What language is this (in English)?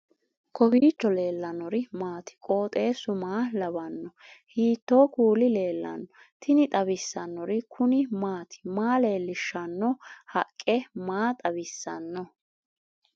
Sidamo